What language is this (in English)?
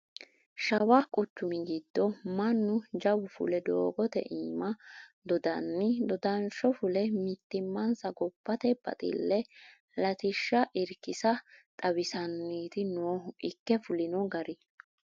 Sidamo